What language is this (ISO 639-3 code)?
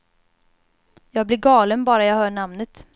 swe